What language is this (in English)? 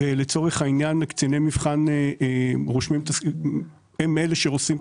Hebrew